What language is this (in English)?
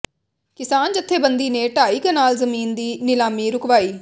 Punjabi